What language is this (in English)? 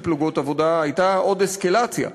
Hebrew